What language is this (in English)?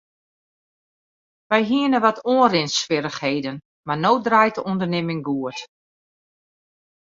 Western Frisian